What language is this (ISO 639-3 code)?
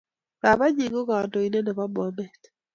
kln